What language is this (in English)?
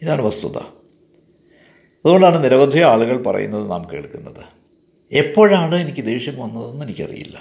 Malayalam